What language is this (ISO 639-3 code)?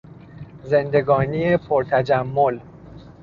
fas